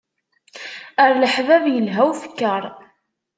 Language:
Kabyle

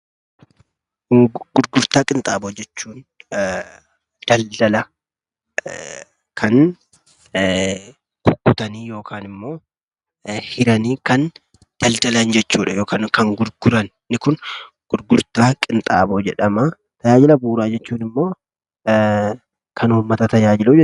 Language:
Oromo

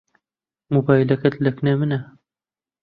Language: Central Kurdish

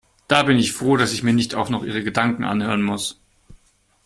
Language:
German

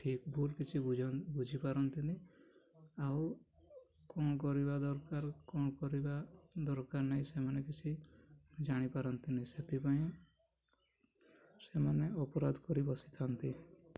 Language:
Odia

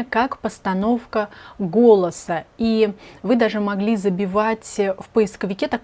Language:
Russian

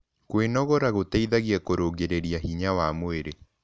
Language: Kikuyu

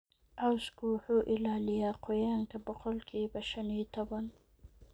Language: Somali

